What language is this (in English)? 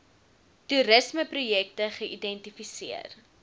Afrikaans